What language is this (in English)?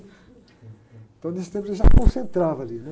Portuguese